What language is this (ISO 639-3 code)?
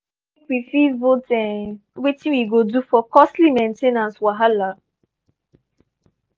pcm